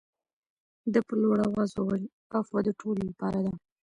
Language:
Pashto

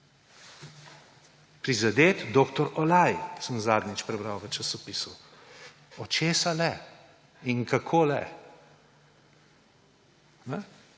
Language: Slovenian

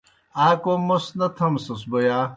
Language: Kohistani Shina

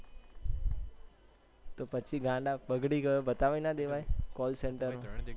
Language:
Gujarati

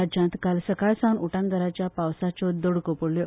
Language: Konkani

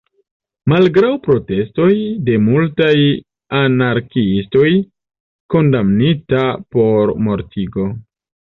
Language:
Esperanto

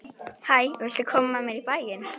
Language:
Icelandic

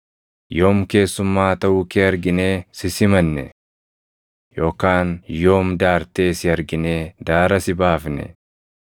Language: Oromo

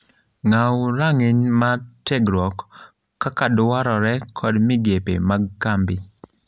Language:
Luo (Kenya and Tanzania)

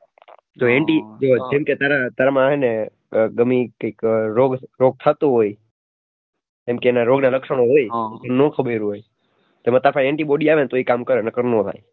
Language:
Gujarati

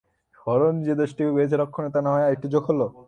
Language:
Bangla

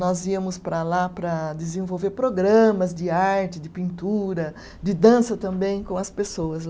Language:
Portuguese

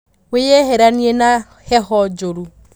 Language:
Kikuyu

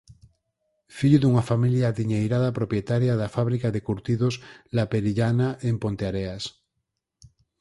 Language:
Galician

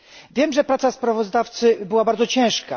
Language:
Polish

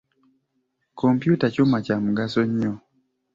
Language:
Ganda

